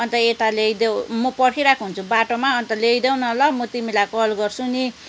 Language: Nepali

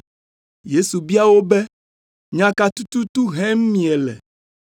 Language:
Ewe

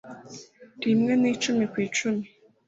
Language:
Kinyarwanda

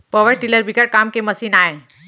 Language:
Chhattisgarhi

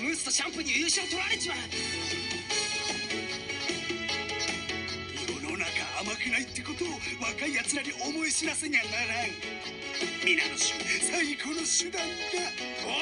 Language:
Japanese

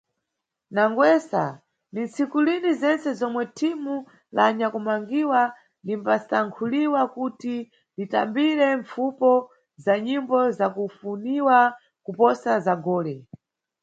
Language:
Nyungwe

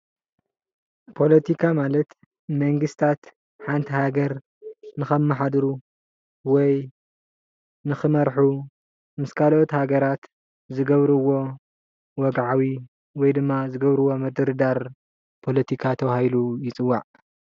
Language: Tigrinya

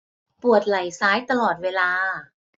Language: Thai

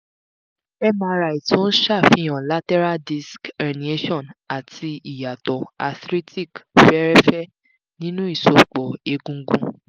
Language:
Yoruba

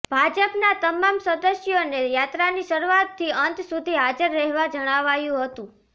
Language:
Gujarati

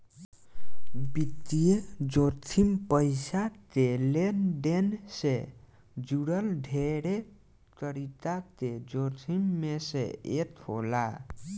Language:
Bhojpuri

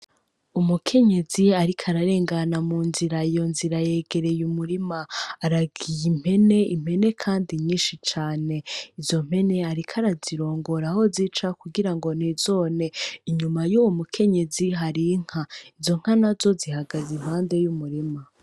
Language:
Rundi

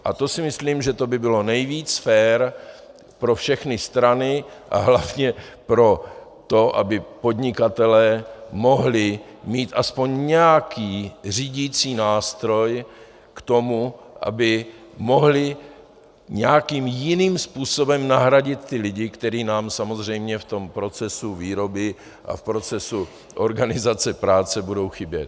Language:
Czech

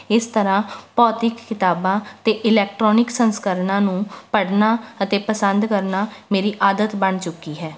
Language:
Punjabi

